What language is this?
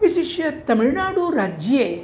Sanskrit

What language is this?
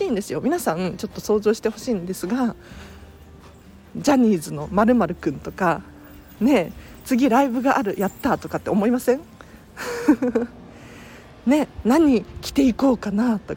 Japanese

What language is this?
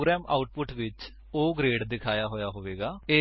Punjabi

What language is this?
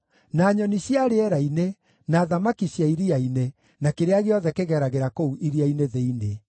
Kikuyu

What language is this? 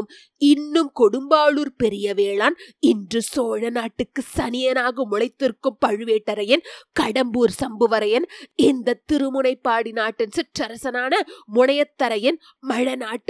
Tamil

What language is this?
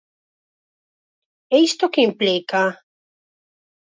Galician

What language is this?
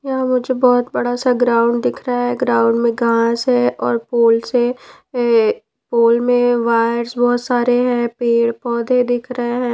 Hindi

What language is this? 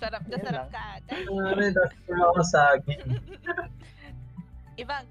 Filipino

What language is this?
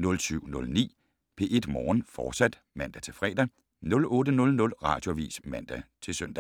Danish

